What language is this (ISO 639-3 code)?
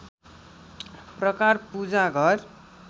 nep